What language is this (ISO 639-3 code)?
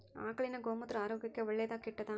kan